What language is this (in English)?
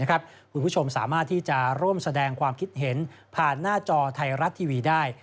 Thai